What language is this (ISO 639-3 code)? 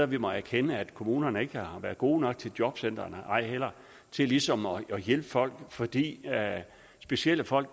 dan